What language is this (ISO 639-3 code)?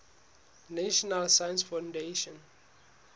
sot